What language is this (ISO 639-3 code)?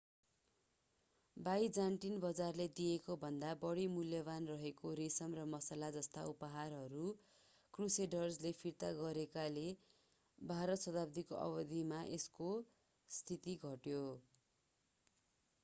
nep